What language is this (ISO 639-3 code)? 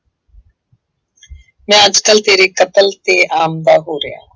pan